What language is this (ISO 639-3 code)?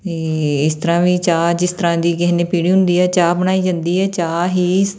pan